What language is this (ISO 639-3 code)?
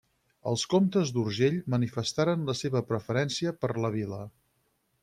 cat